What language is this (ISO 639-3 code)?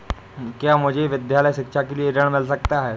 hin